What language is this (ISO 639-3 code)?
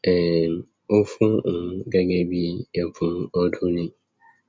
yor